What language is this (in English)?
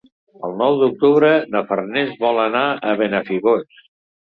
Catalan